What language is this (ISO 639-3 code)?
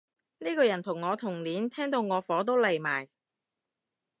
yue